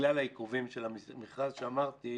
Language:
Hebrew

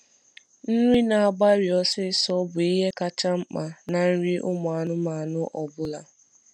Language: Igbo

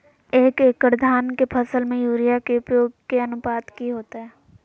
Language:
Magahi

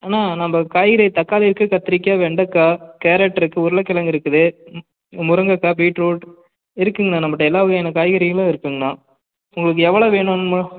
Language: Tamil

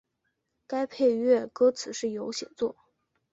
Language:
Chinese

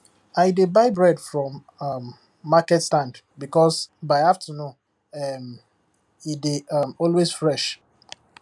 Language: Nigerian Pidgin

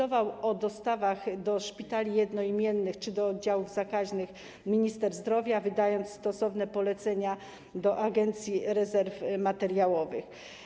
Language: Polish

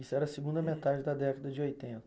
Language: Portuguese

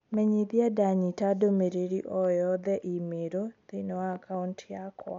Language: Kikuyu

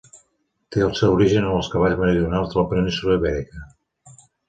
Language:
Catalan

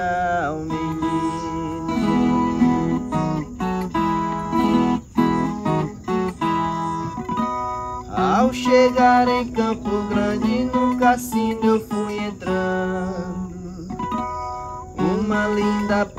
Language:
Portuguese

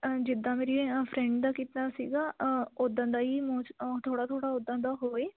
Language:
Punjabi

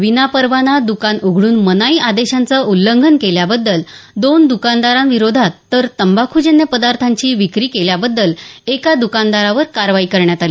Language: Marathi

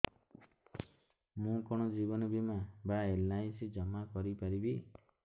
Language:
Odia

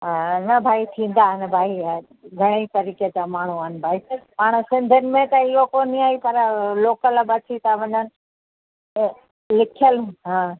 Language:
Sindhi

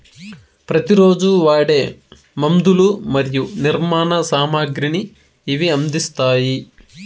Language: Telugu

